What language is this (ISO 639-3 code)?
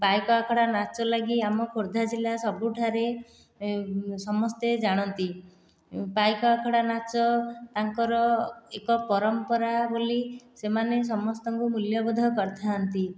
ori